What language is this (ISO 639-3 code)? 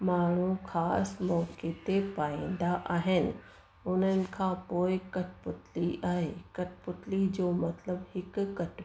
snd